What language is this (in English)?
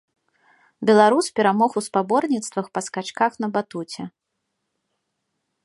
Belarusian